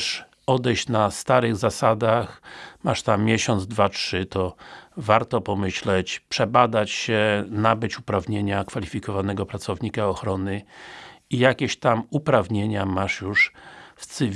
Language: Polish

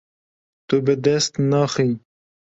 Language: Kurdish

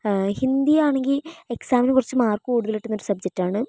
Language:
Malayalam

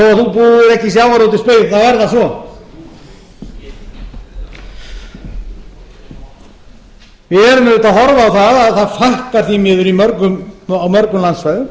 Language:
Icelandic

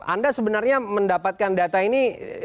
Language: Indonesian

